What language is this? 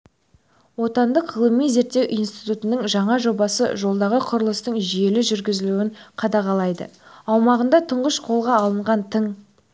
Kazakh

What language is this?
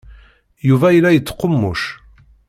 Kabyle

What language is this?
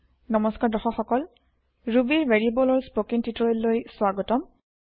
Assamese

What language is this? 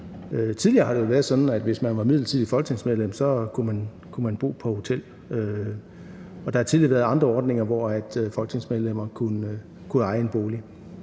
Danish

